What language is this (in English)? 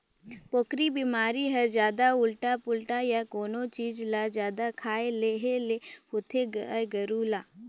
Chhattisgarhi